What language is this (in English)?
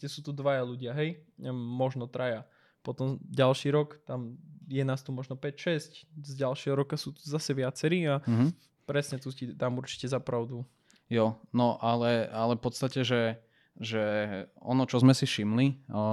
Slovak